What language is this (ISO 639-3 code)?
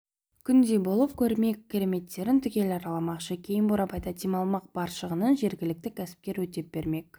kaz